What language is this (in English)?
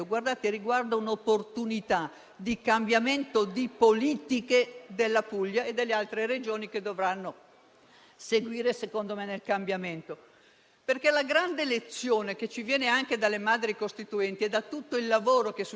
Italian